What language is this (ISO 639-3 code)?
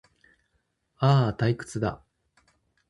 jpn